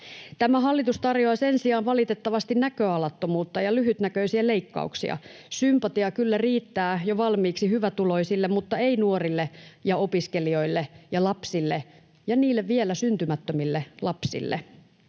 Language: Finnish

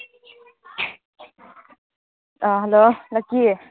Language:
Manipuri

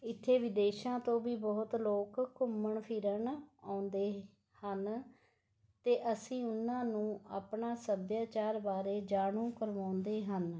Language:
Punjabi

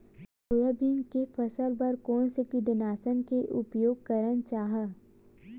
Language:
Chhattisgarhi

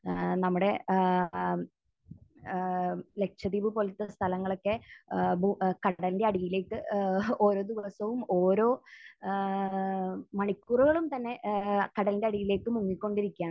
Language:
Malayalam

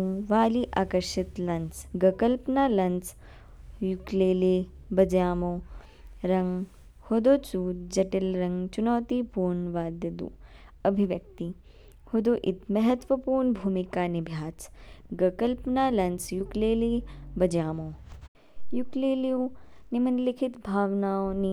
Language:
Kinnauri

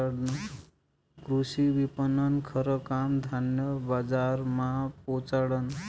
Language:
Marathi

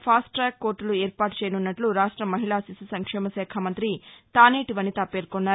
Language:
Telugu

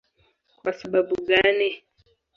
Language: Swahili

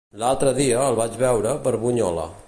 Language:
Catalan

